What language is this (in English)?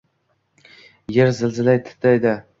Uzbek